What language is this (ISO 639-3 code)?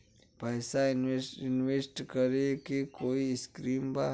bho